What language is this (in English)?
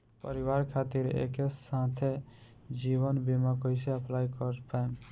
Bhojpuri